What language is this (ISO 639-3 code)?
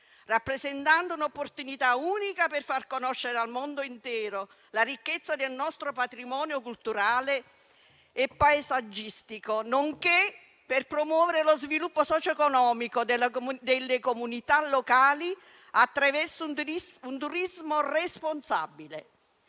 ita